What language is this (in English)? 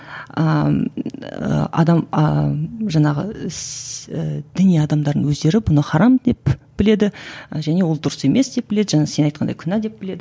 Kazakh